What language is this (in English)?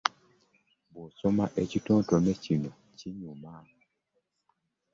Ganda